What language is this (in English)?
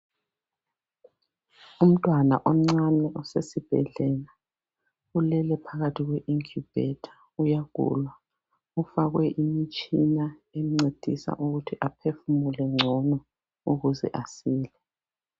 North Ndebele